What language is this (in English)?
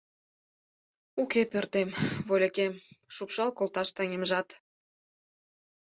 Mari